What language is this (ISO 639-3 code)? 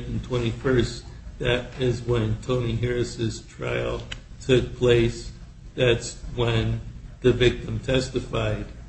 eng